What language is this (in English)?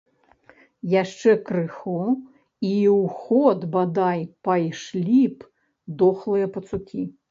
Belarusian